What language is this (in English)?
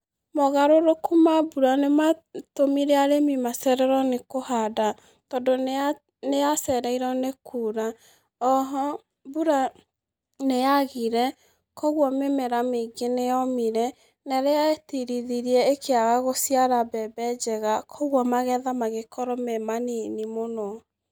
Kikuyu